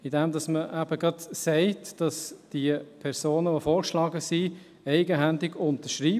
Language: Swiss German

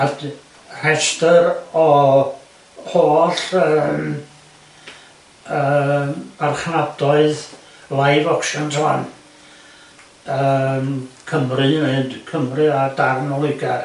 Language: Welsh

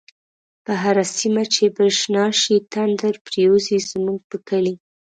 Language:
Pashto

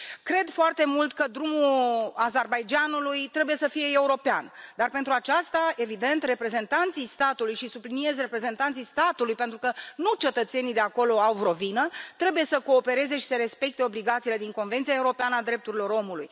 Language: Romanian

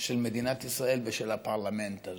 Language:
Hebrew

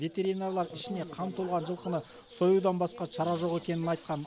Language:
Kazakh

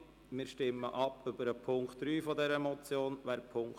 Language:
Swiss German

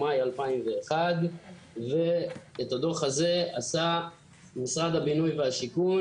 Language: Hebrew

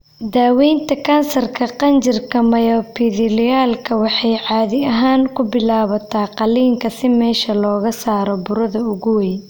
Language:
Somali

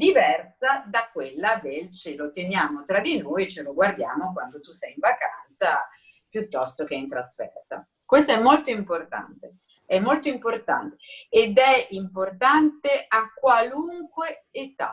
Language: Italian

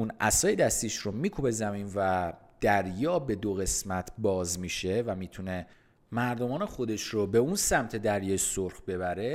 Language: Persian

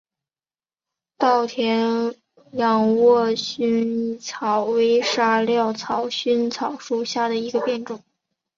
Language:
Chinese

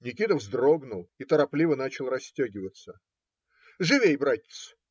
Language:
Russian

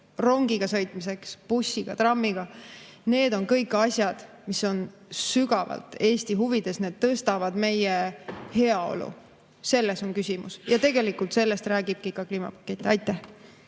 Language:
Estonian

